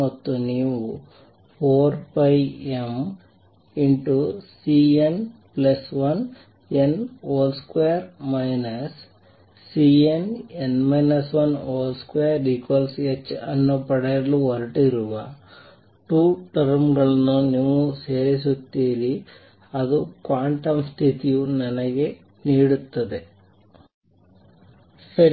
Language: Kannada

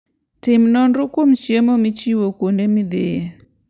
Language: Luo (Kenya and Tanzania)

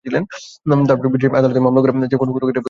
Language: Bangla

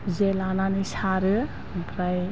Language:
Bodo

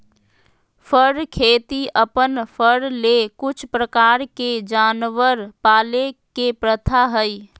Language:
Magahi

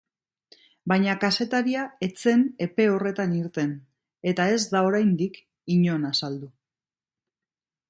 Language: Basque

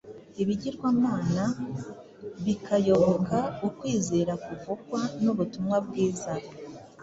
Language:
Kinyarwanda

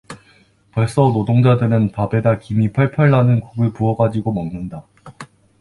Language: Korean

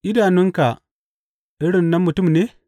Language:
Hausa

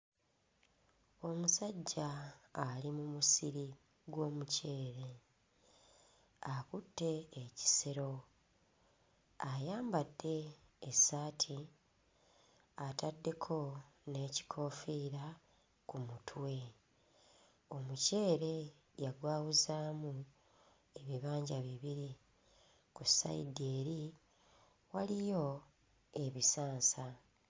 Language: Ganda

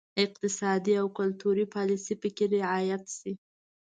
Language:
Pashto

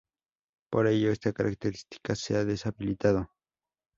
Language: Spanish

